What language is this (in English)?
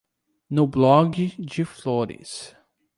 Portuguese